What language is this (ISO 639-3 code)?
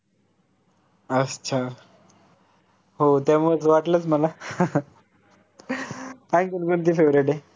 mar